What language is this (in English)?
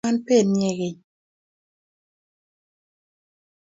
Kalenjin